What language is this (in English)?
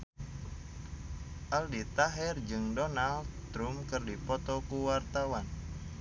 Sundanese